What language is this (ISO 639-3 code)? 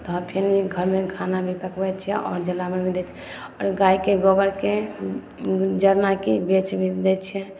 mai